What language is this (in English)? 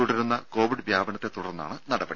Malayalam